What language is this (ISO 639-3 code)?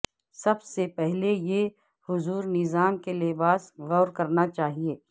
urd